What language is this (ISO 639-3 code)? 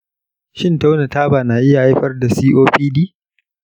hau